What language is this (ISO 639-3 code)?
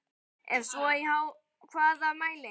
isl